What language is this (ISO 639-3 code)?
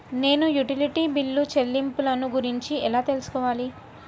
tel